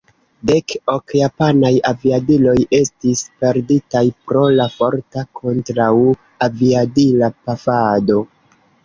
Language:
Esperanto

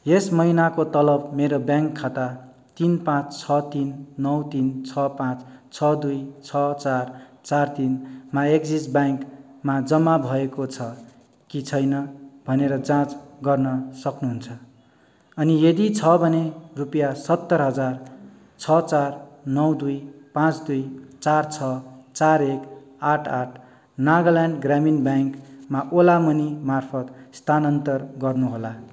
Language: Nepali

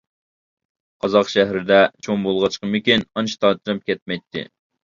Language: Uyghur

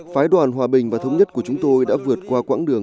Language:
Vietnamese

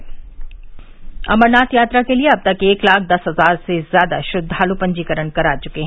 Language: Hindi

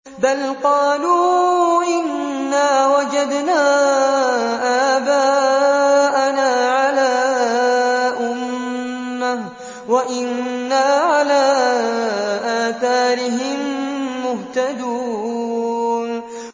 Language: Arabic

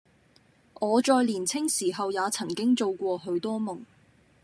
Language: Cantonese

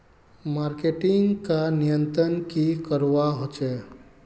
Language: Magahi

